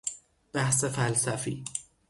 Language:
Persian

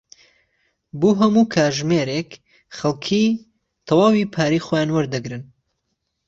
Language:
Central Kurdish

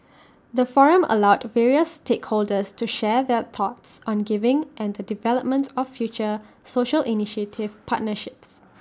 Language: English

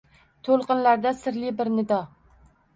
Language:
Uzbek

